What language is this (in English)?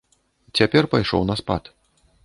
Belarusian